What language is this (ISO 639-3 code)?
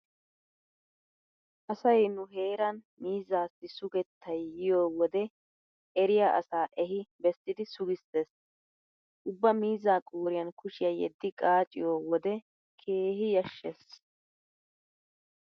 wal